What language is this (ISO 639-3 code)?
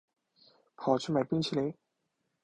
zho